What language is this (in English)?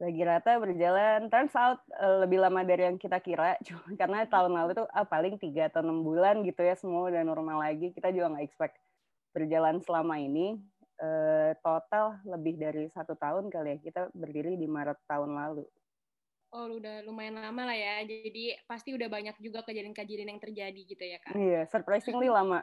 Indonesian